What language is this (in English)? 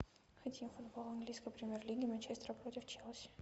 Russian